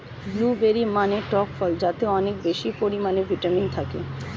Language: Bangla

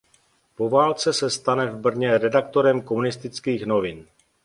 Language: Czech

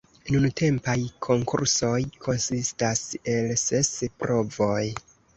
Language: Esperanto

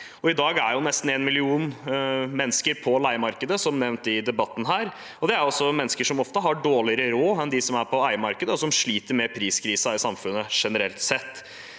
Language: Norwegian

